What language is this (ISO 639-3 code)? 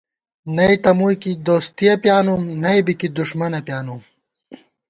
gwt